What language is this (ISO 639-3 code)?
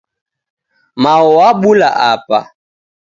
dav